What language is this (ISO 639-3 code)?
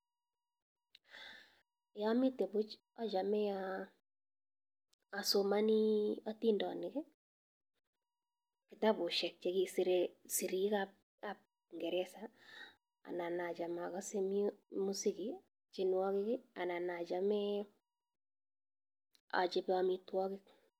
kln